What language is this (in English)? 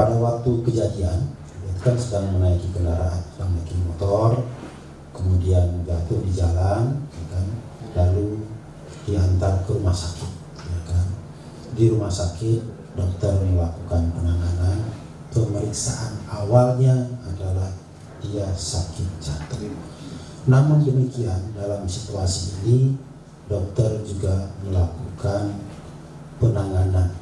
Indonesian